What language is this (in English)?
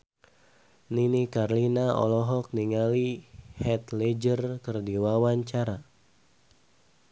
Sundanese